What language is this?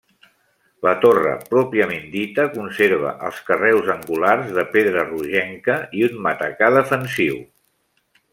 Catalan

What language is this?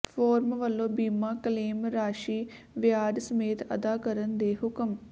Punjabi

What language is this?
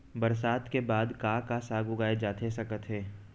Chhattisgarhi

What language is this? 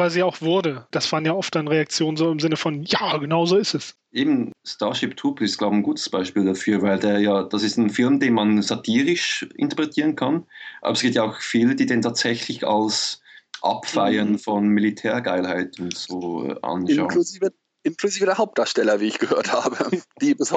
German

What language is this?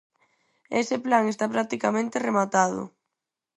Galician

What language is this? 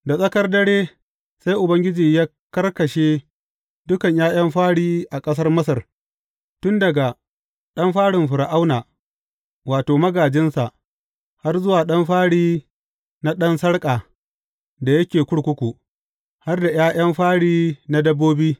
Hausa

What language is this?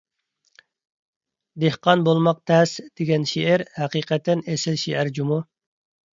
Uyghur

